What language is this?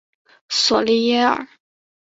Chinese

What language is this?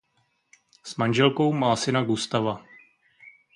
Czech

